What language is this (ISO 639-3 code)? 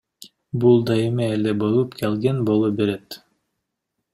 kir